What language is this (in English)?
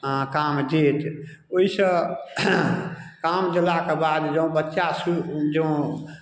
Maithili